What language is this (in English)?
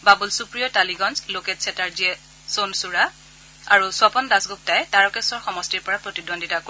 Assamese